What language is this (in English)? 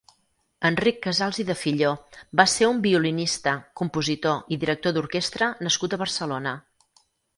Catalan